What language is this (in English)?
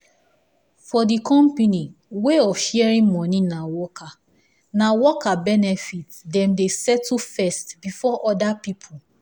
Nigerian Pidgin